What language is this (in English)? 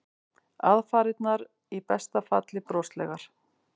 Icelandic